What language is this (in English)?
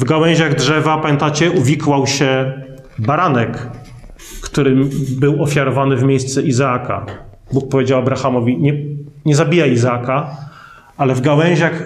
Polish